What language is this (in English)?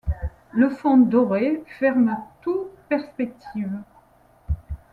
French